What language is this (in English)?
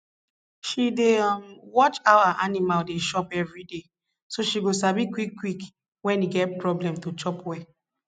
Nigerian Pidgin